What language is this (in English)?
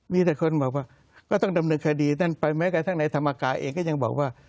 Thai